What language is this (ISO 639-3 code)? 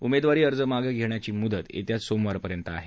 mar